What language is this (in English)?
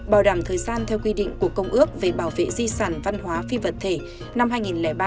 Vietnamese